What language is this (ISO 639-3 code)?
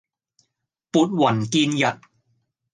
yue